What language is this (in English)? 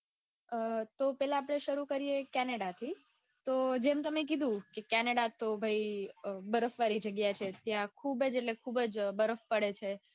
Gujarati